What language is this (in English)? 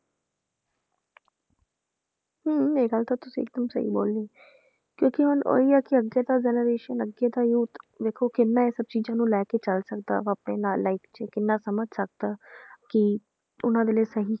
Punjabi